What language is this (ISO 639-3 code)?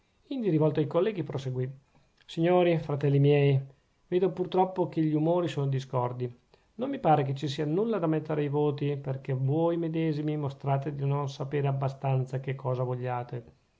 ita